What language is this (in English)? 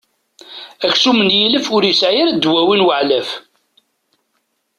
Kabyle